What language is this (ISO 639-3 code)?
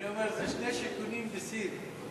heb